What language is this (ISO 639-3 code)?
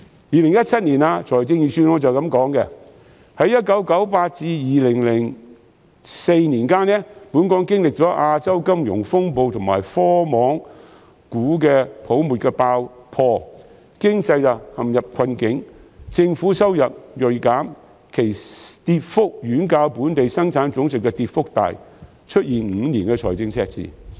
yue